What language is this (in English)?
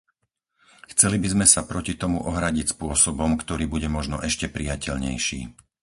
Slovak